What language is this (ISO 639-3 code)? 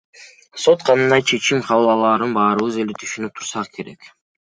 kir